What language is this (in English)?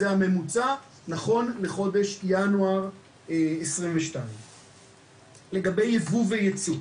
Hebrew